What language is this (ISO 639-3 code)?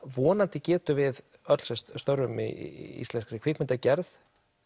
isl